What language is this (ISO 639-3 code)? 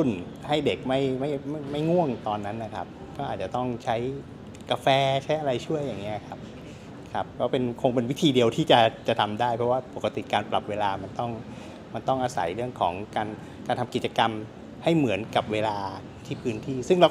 tha